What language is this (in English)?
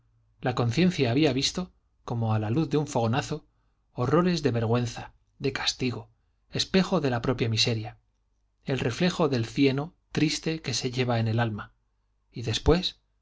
Spanish